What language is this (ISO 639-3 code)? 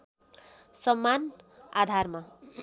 nep